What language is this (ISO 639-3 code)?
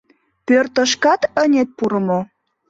chm